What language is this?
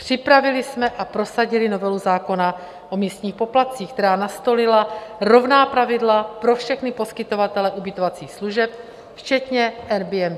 Czech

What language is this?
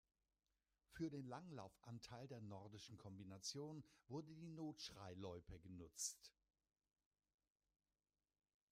German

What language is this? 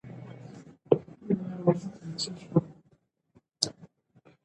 Pashto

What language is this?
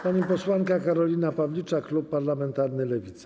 Polish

